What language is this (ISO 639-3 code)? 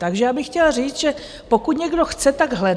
ces